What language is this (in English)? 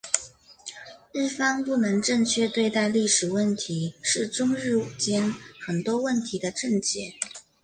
Chinese